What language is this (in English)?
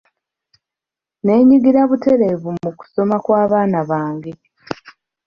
Ganda